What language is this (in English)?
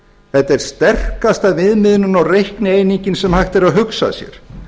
Icelandic